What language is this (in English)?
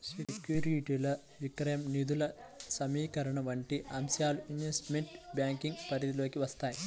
Telugu